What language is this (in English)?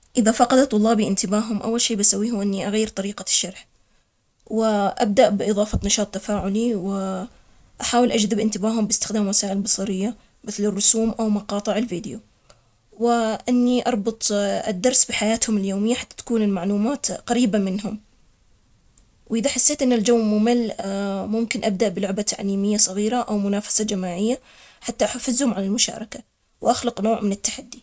Omani Arabic